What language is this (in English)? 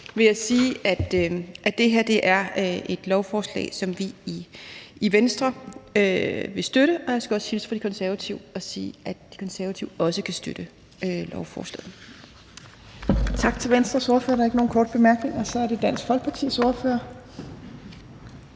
Danish